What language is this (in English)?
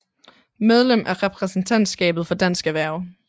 Danish